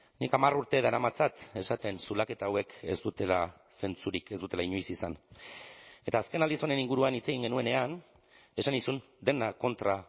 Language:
Basque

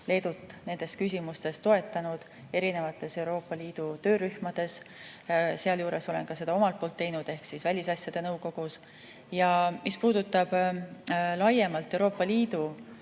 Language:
Estonian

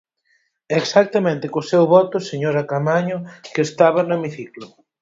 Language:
Galician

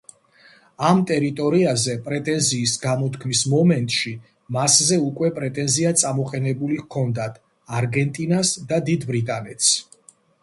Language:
Georgian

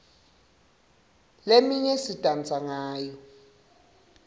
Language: Swati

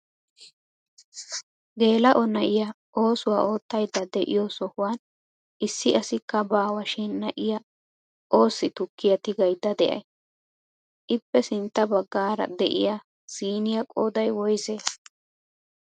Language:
Wolaytta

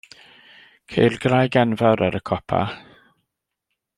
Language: Welsh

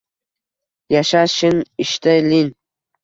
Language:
Uzbek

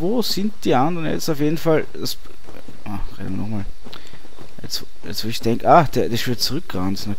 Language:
German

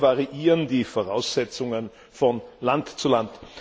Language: German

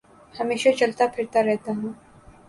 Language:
Urdu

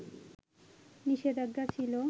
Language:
Bangla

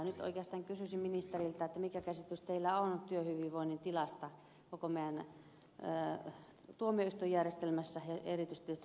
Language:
Finnish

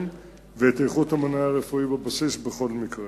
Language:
Hebrew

